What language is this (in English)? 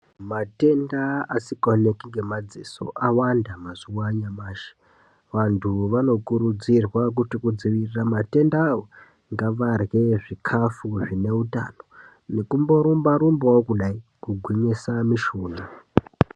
Ndau